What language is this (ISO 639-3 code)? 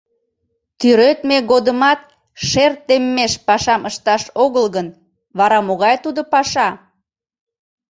chm